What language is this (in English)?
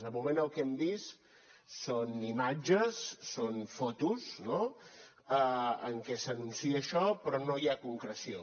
Catalan